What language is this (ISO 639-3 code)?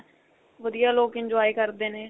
pan